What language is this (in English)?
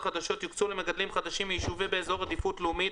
Hebrew